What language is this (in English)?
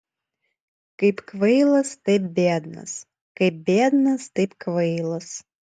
Lithuanian